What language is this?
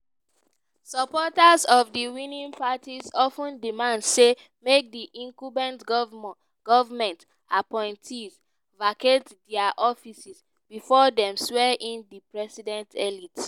Nigerian Pidgin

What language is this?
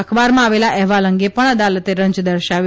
Gujarati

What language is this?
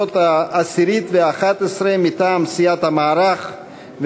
Hebrew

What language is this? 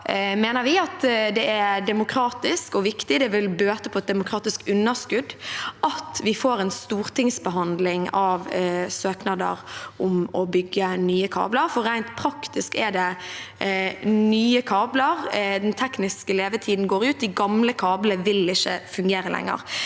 Norwegian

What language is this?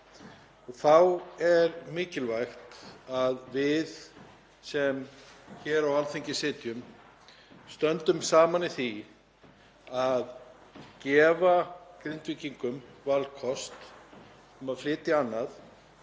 Icelandic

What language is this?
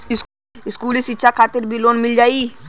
Bhojpuri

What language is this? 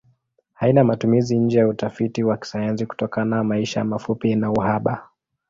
Swahili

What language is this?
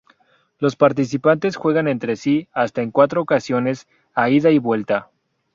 Spanish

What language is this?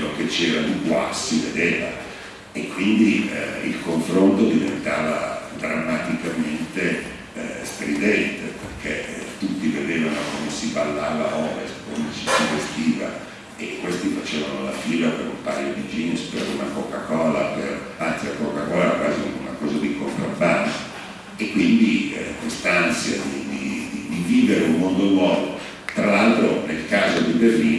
Italian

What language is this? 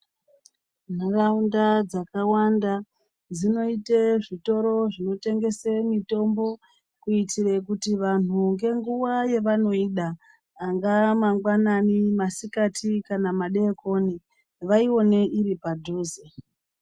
Ndau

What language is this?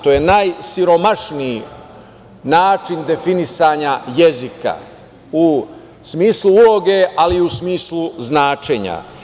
Serbian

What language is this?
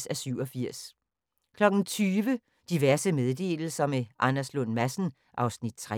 Danish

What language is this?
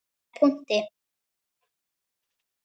Icelandic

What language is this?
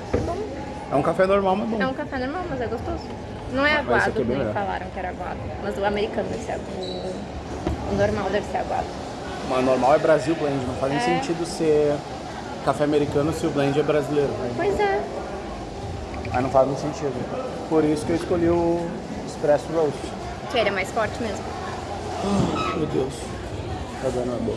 Portuguese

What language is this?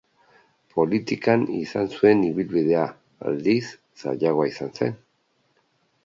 Basque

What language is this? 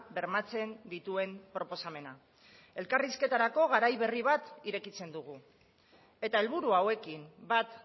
Basque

